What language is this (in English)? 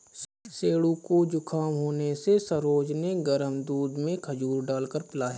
Hindi